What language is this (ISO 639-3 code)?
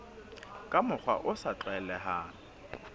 sot